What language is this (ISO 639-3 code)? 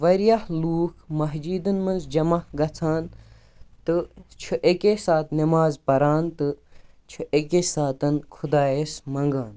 kas